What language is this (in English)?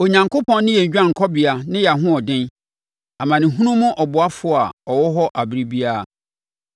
Akan